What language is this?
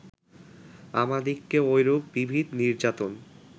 Bangla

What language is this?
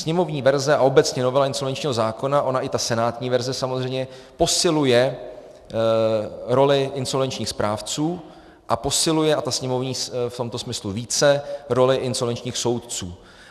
Czech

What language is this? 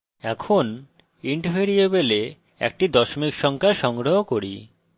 Bangla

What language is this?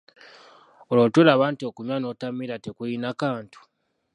Ganda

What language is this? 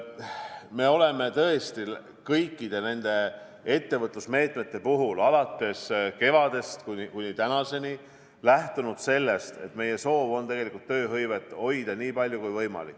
Estonian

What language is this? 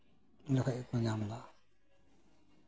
Santali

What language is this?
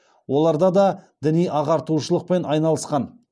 Kazakh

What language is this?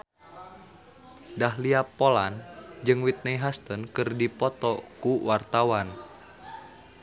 Sundanese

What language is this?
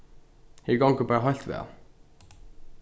Faroese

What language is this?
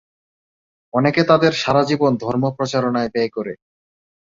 Bangla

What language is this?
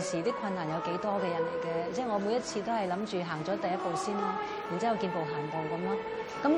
Chinese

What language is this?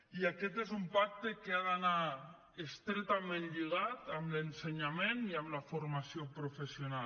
Catalan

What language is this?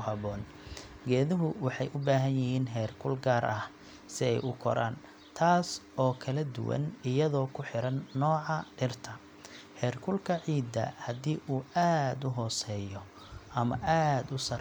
Somali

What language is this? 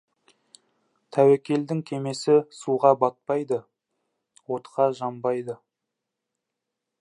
Kazakh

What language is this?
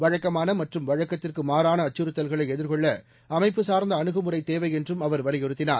Tamil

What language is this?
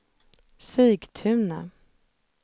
Swedish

